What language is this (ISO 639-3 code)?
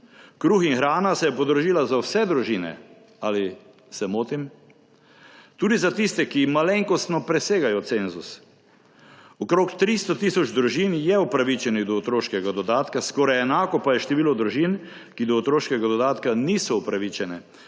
slv